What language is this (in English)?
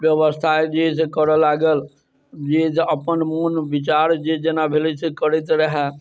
Maithili